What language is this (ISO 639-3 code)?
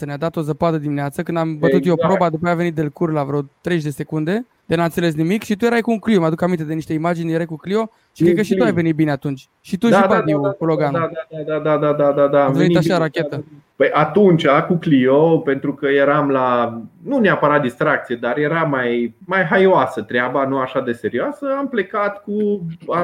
ron